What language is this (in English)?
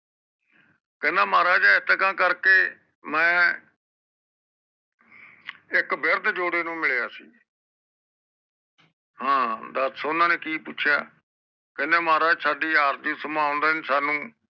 Punjabi